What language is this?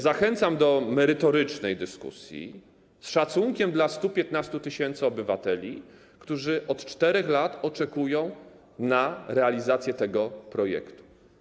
Polish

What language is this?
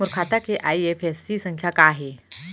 Chhattisgarhi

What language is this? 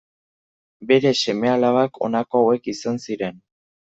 Basque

